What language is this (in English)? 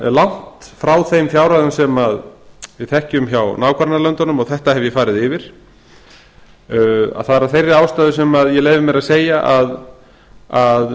Icelandic